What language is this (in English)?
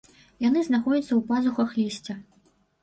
Belarusian